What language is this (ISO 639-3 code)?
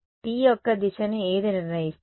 tel